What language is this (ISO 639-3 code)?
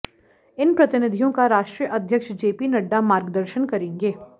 hin